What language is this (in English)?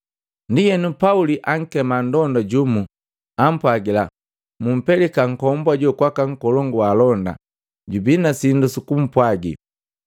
Matengo